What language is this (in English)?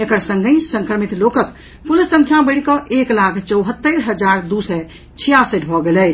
Maithili